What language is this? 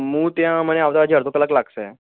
Gujarati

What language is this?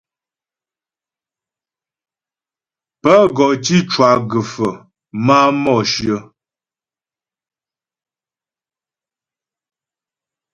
Ghomala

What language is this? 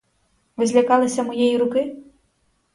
Ukrainian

